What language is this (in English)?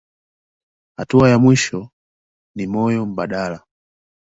Swahili